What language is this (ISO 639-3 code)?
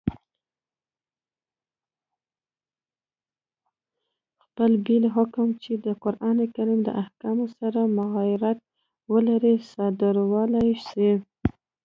pus